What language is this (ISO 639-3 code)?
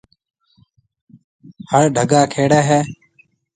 mve